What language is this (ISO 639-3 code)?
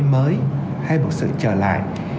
vie